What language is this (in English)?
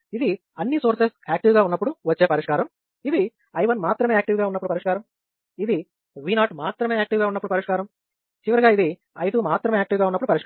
Telugu